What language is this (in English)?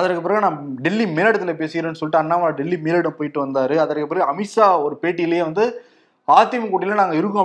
Tamil